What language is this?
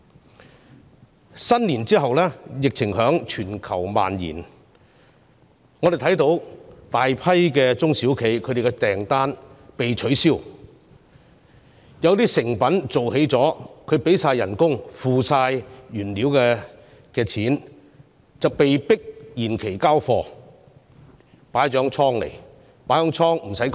Cantonese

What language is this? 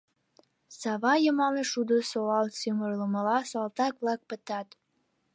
Mari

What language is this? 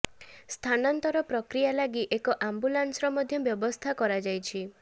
Odia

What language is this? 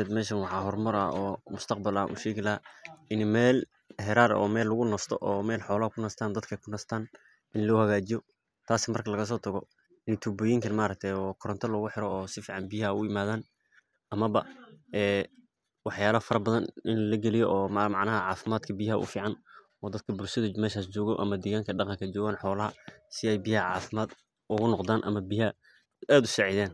Somali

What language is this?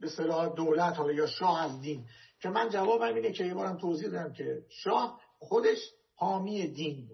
Persian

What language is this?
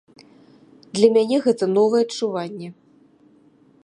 Belarusian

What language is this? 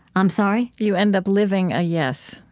English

